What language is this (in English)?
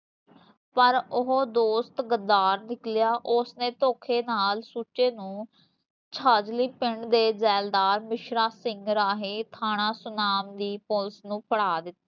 Punjabi